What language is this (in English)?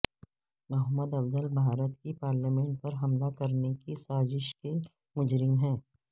Urdu